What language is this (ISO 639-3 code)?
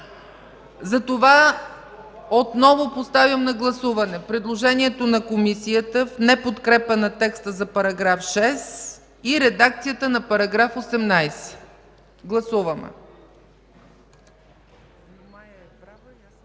bul